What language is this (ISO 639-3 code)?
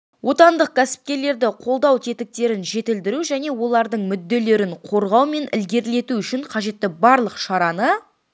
kaz